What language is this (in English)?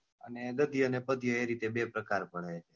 Gujarati